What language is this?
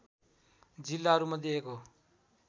Nepali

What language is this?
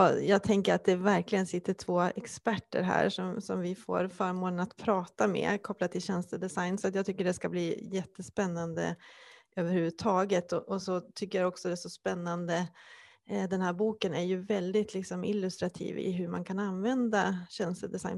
Swedish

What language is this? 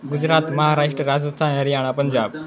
Gujarati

